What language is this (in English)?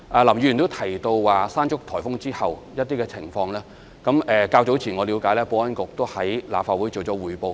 Cantonese